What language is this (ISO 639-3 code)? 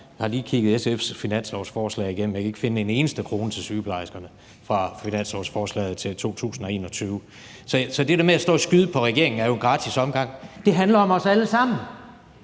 dan